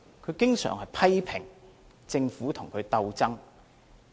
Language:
Cantonese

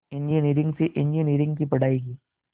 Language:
Hindi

